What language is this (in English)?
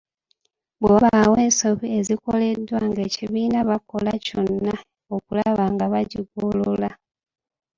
Ganda